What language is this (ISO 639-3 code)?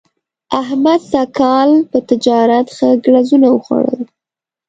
pus